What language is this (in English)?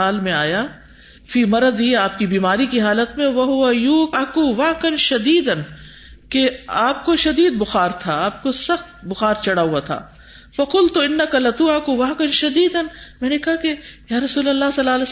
Urdu